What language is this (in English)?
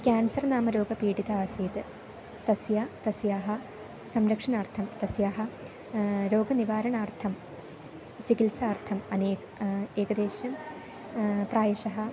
Sanskrit